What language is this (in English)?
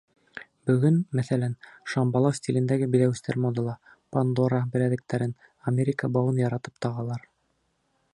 Bashkir